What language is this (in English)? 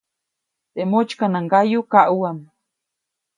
Copainalá Zoque